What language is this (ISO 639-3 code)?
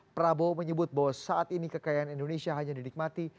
ind